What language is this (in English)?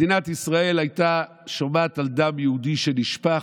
Hebrew